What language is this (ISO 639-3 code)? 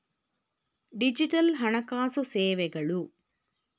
kan